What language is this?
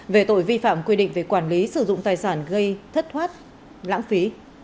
Vietnamese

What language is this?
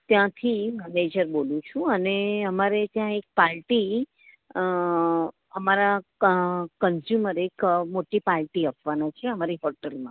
Gujarati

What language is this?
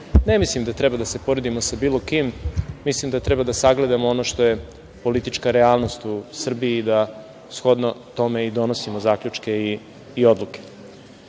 Serbian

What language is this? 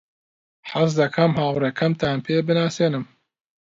Central Kurdish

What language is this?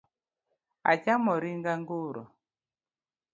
Luo (Kenya and Tanzania)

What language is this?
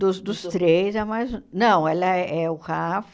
Portuguese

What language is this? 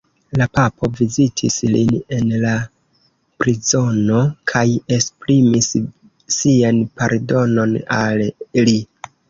Esperanto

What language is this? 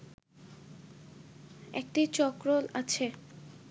Bangla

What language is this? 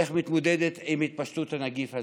Hebrew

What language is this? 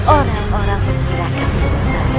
Indonesian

